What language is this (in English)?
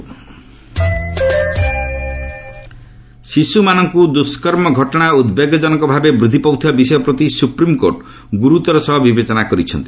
Odia